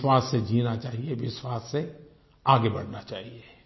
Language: Hindi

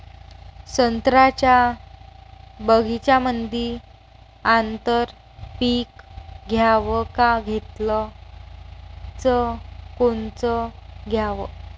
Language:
Marathi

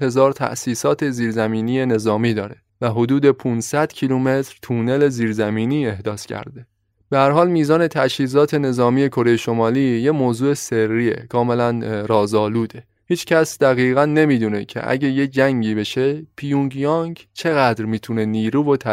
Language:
Persian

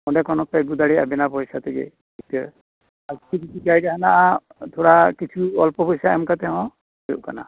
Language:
Santali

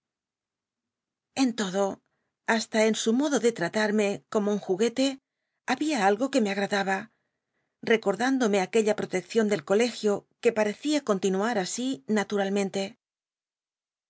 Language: Spanish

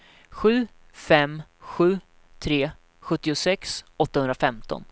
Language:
Swedish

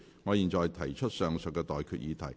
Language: Cantonese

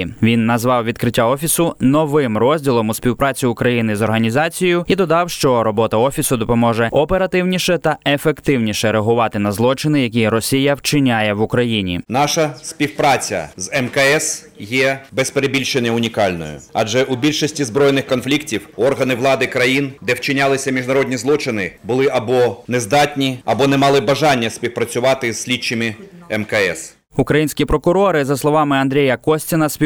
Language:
Ukrainian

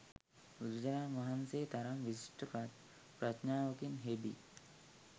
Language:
Sinhala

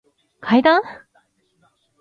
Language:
Japanese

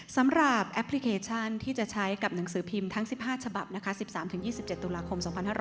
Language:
Thai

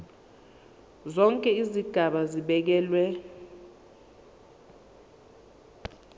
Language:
Zulu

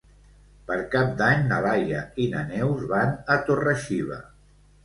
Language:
Catalan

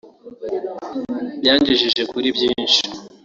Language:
Kinyarwanda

